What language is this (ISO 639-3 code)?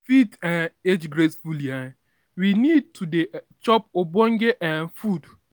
pcm